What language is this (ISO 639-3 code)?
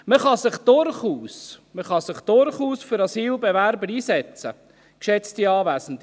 gsw